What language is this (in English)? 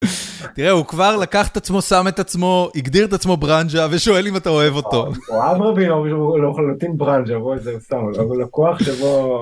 Hebrew